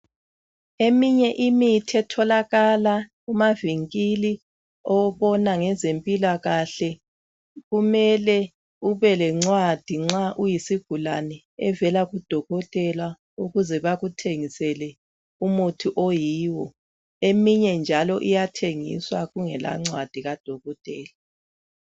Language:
North Ndebele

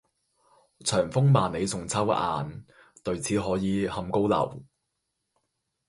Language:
Cantonese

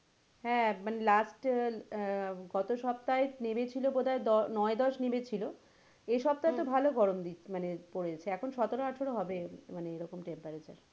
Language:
Bangla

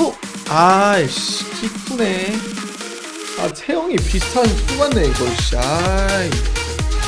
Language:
Korean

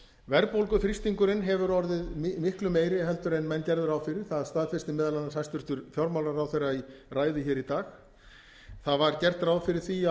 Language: Icelandic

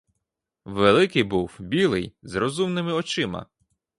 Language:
Ukrainian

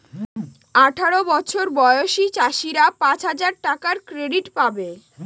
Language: Bangla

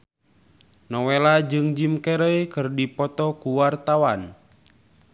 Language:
Sundanese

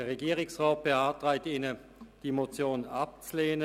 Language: Swiss German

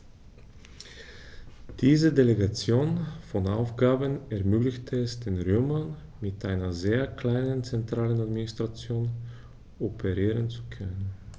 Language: German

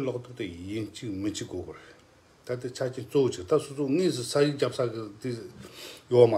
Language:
Korean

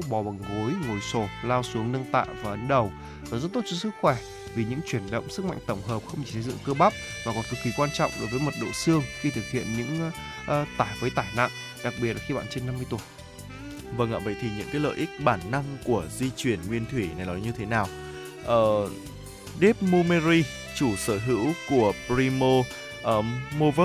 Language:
Vietnamese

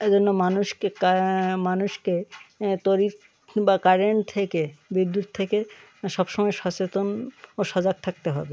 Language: Bangla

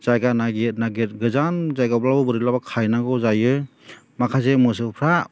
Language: Bodo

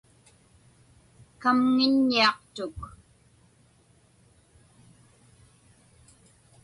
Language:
Inupiaq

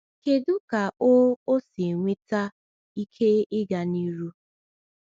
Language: Igbo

